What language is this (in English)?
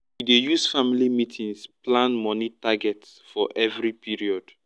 Nigerian Pidgin